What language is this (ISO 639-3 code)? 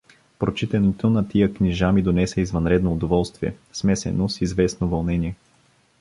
bul